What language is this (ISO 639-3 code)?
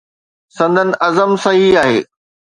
snd